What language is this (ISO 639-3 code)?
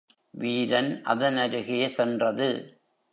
tam